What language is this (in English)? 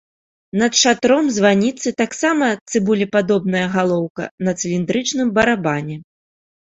Belarusian